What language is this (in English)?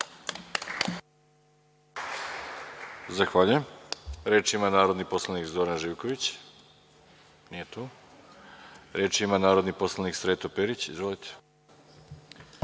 Serbian